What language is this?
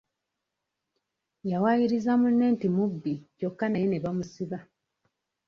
Ganda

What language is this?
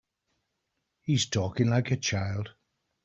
English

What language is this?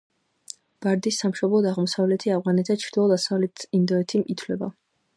Georgian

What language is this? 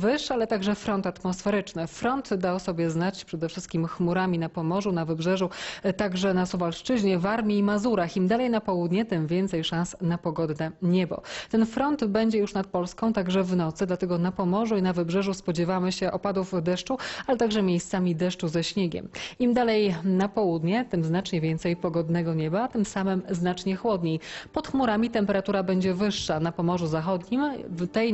Polish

